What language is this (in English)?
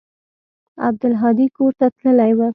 Pashto